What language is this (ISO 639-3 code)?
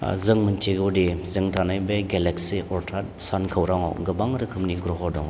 brx